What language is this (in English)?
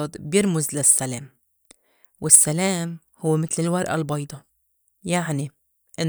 North Levantine Arabic